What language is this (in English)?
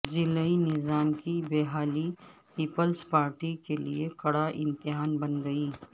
Urdu